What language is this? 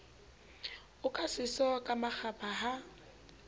Southern Sotho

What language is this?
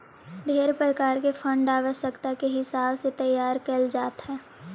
Magahi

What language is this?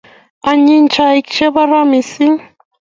Kalenjin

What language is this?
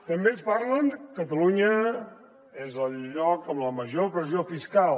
Catalan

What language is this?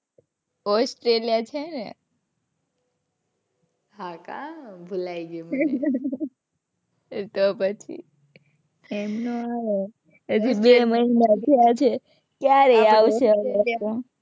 Gujarati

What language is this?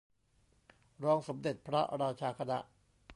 Thai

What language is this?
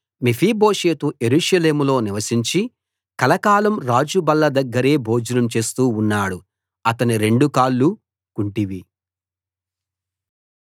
Telugu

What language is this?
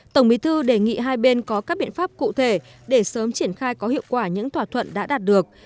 Vietnamese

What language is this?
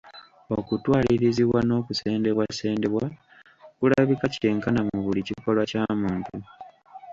Ganda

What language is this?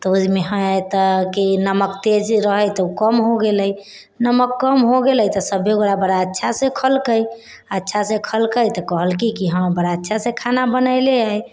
Maithili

